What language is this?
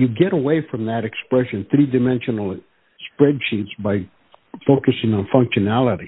English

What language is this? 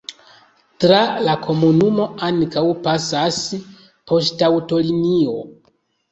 Esperanto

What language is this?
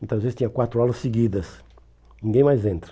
Portuguese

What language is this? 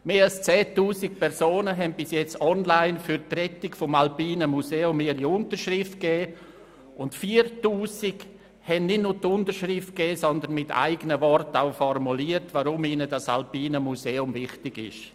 Swiss German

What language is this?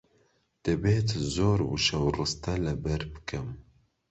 Central Kurdish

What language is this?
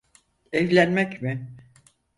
Turkish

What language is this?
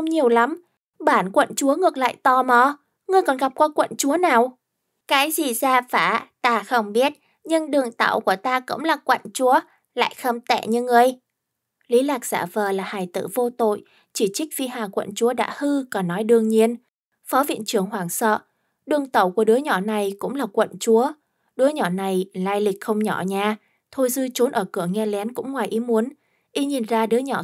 Vietnamese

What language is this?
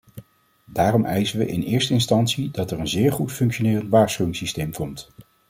Dutch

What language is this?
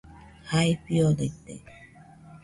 Nüpode Huitoto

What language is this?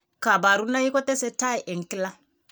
Kalenjin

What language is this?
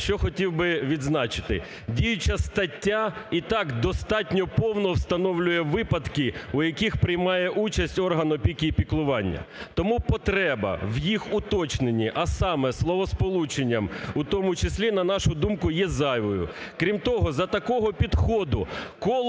Ukrainian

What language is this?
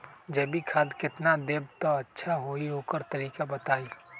Magahi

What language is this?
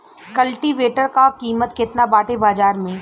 Bhojpuri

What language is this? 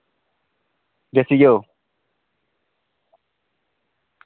Dogri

